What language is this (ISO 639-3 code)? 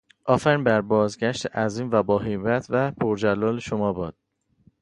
fas